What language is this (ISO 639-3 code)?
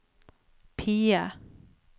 nor